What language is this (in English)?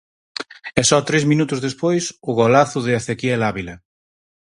Galician